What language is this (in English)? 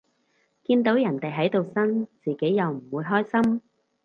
Cantonese